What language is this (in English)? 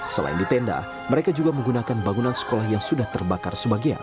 Indonesian